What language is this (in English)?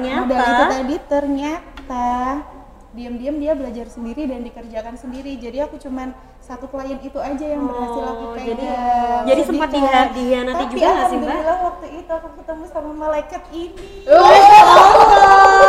Indonesian